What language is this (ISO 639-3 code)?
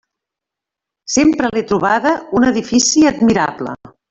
cat